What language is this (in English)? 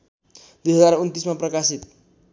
Nepali